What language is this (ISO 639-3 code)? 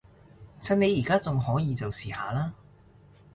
yue